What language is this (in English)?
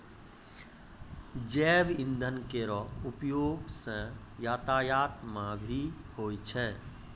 Maithili